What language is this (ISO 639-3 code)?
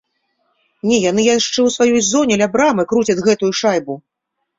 bel